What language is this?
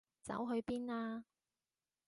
Cantonese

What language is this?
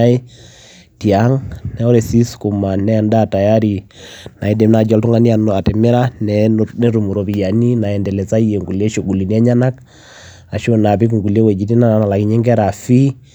Masai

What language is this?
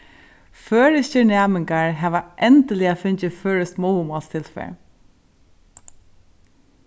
Faroese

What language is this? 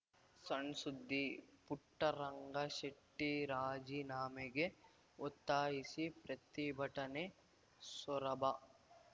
Kannada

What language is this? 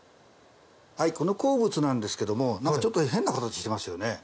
Japanese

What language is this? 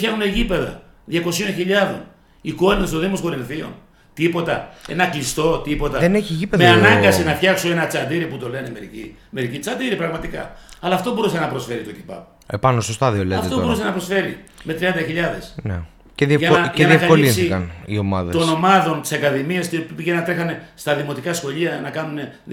Greek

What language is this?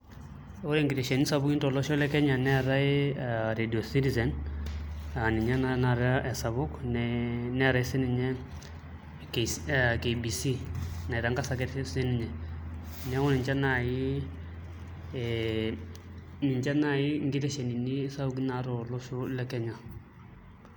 Masai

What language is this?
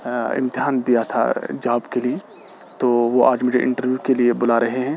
Urdu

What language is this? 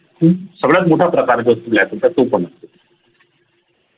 Marathi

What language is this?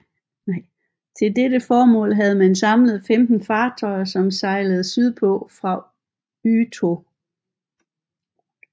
Danish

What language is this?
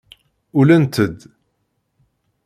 Kabyle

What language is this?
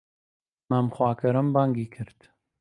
Central Kurdish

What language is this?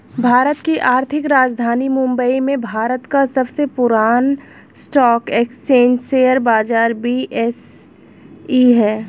Hindi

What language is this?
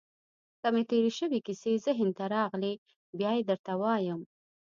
Pashto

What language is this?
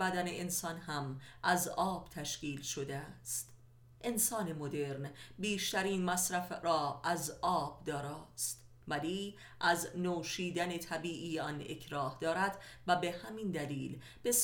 Persian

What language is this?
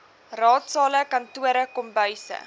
Afrikaans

